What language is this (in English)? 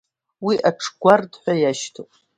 Abkhazian